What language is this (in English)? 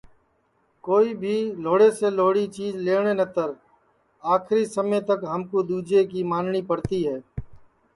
Sansi